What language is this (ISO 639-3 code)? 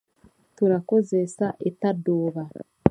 cgg